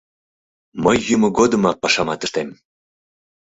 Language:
Mari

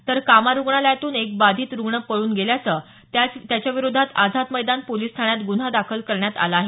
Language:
Marathi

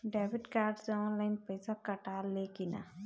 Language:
Bhojpuri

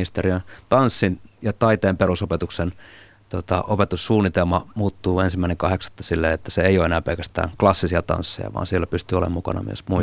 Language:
Finnish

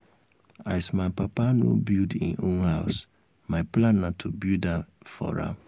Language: Nigerian Pidgin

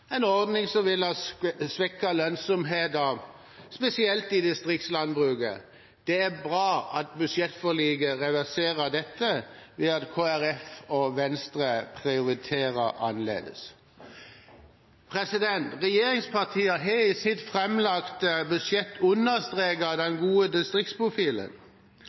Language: Norwegian Bokmål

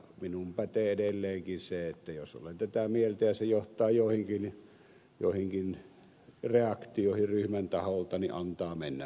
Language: Finnish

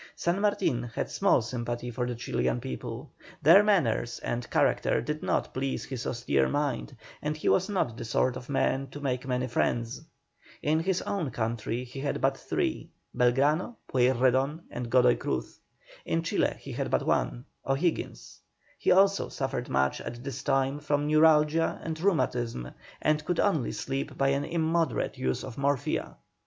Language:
English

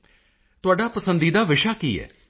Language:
Punjabi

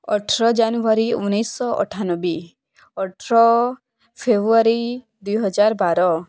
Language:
Odia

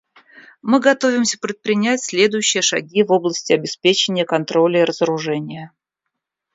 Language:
Russian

